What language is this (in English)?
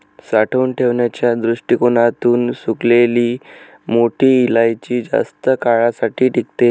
Marathi